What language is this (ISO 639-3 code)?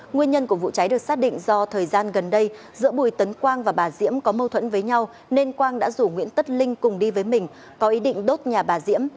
vie